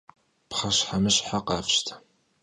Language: Kabardian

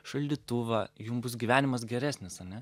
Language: Lithuanian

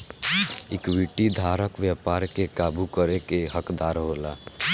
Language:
Bhojpuri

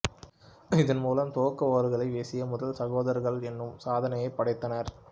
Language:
Tamil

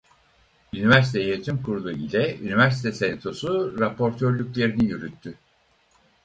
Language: Turkish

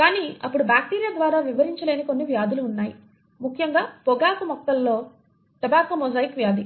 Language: Telugu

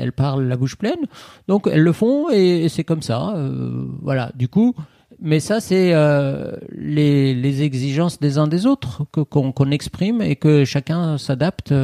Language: French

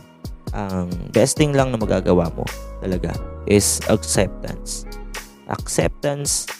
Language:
Filipino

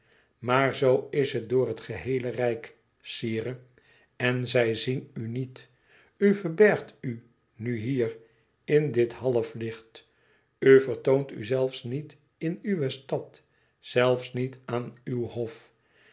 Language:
Dutch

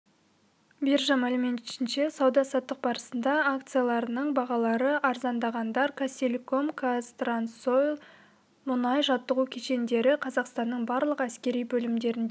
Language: Kazakh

